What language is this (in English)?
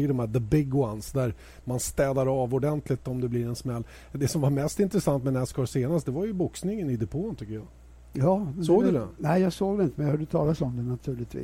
Swedish